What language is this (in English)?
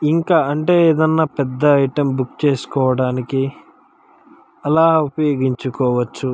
Telugu